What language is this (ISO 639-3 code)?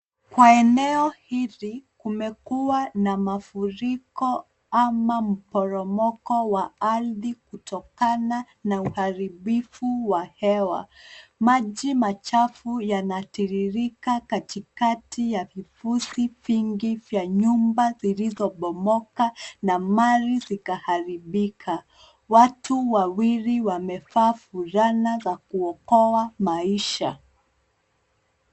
swa